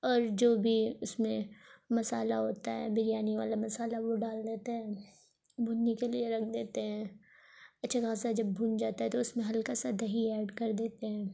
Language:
Urdu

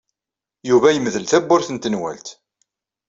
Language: Kabyle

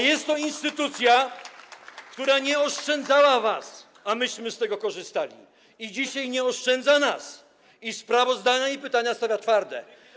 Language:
Polish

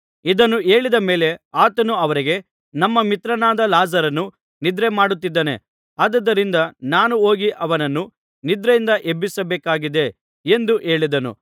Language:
Kannada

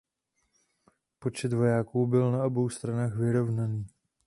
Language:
Czech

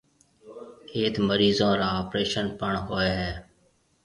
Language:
Marwari (Pakistan)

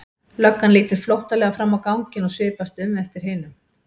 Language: Icelandic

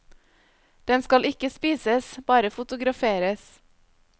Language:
Norwegian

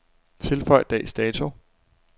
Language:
Danish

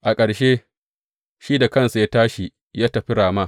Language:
Hausa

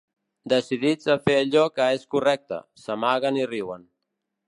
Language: Catalan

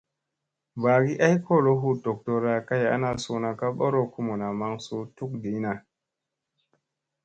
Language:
Musey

